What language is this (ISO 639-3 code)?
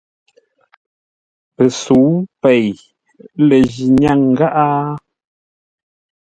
nla